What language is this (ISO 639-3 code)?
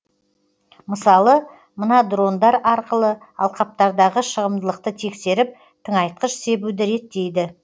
kaz